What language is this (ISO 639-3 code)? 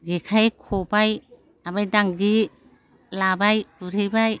brx